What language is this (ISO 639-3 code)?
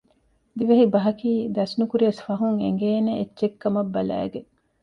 div